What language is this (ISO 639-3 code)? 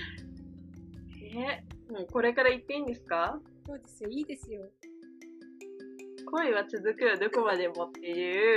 jpn